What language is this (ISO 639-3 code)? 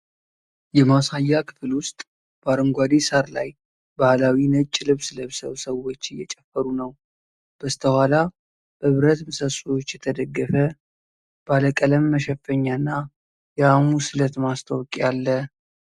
amh